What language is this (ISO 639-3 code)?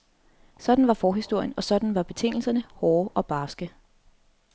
dan